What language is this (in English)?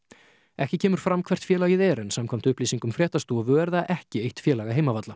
Icelandic